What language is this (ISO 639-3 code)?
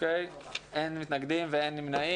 heb